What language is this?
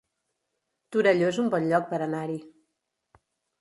Catalan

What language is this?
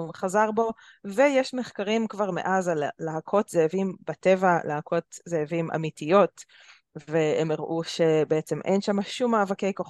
Hebrew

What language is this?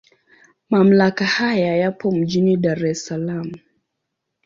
Swahili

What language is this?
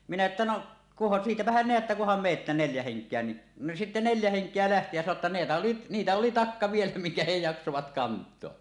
Finnish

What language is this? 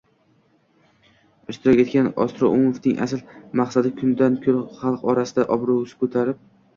Uzbek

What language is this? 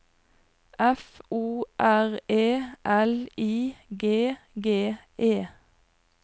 Norwegian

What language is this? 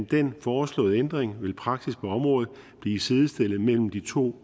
Danish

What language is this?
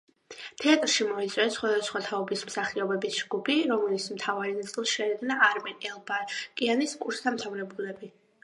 Georgian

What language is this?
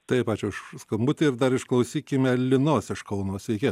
Lithuanian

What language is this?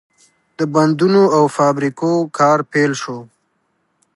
Pashto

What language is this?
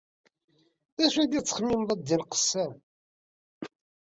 Kabyle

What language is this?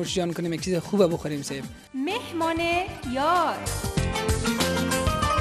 Arabic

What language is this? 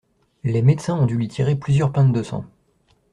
French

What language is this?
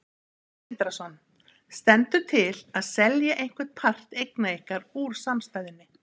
Icelandic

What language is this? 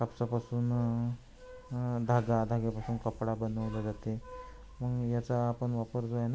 Marathi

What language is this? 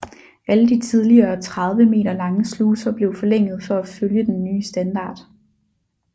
Danish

